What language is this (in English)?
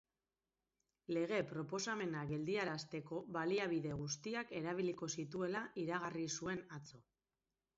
Basque